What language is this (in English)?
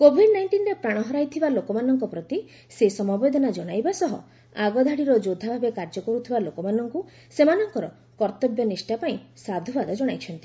Odia